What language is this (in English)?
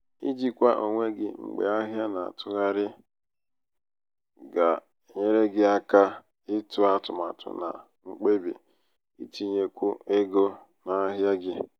Igbo